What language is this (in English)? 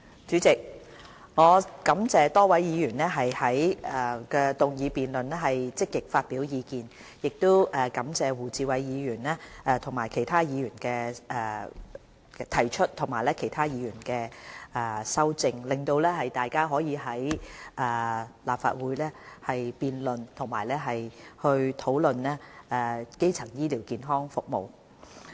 Cantonese